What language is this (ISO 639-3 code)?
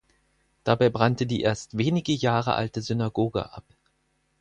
deu